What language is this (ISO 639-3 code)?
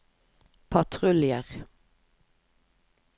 nor